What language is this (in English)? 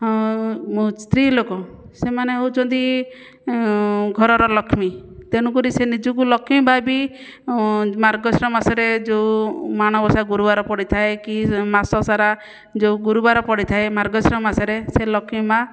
Odia